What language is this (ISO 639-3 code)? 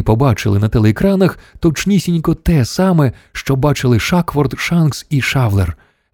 ukr